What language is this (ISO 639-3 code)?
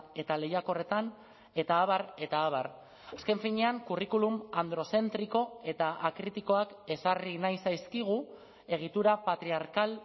eus